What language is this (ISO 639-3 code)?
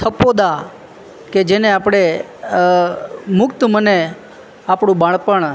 guj